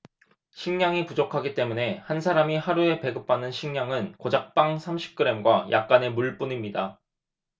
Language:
Korean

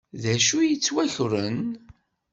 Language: Kabyle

